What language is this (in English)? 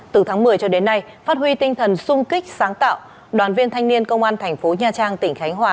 Vietnamese